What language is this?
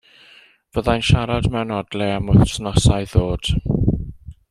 Welsh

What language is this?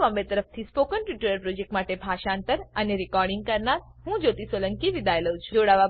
Gujarati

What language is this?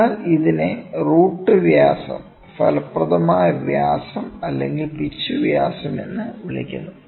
Malayalam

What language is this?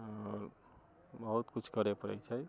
Maithili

